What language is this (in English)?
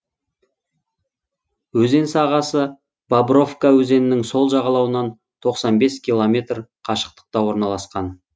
Kazakh